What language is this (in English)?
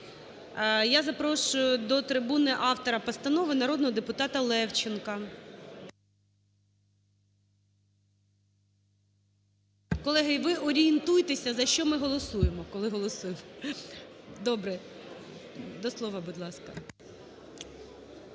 Ukrainian